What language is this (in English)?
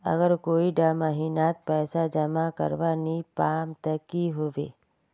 Magahi